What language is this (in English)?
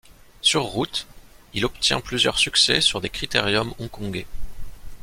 French